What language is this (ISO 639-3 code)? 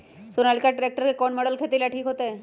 mag